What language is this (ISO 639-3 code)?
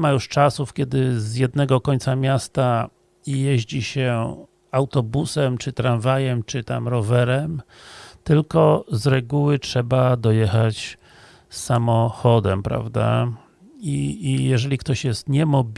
pol